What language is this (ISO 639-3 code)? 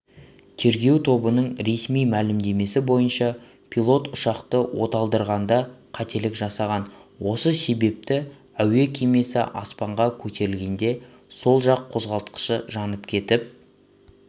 kaz